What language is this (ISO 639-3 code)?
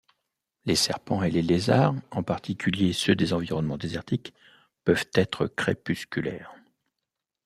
fra